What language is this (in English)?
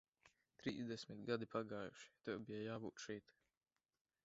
Latvian